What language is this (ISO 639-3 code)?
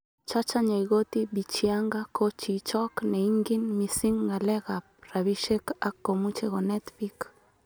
kln